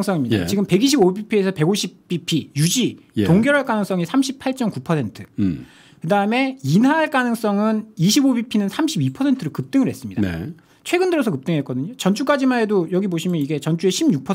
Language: Korean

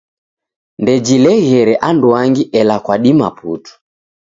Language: Taita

